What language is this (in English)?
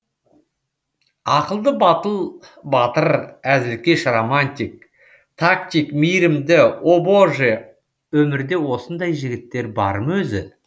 Kazakh